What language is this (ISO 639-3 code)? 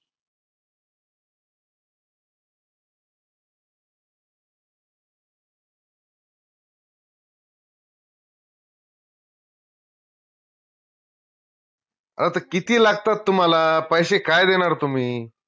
mar